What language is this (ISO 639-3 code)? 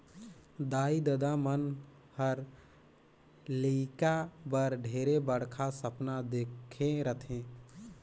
hne